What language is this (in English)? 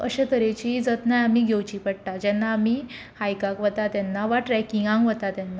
Konkani